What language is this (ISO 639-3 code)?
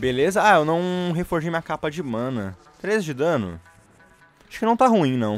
por